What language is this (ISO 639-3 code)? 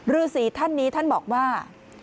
tha